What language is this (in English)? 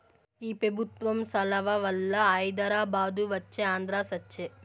Telugu